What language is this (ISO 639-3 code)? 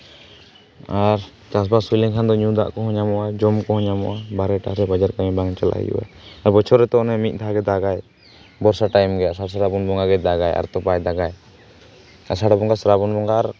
sat